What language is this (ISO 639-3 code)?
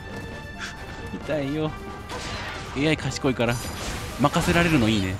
jpn